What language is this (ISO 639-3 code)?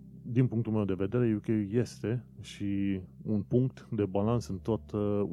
ron